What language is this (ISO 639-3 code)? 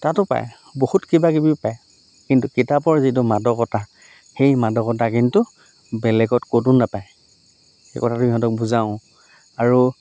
asm